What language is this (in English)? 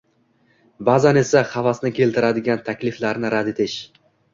Uzbek